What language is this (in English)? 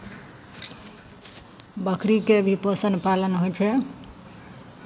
Maithili